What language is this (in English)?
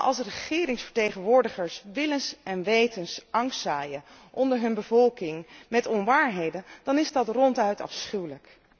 Dutch